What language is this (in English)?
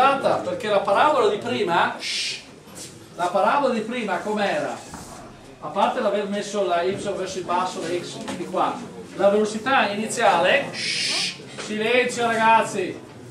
Italian